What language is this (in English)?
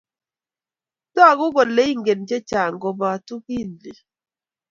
Kalenjin